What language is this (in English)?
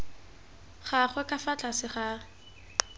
Tswana